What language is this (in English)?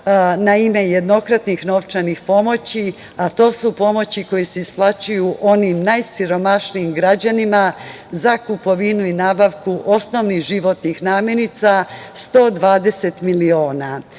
Serbian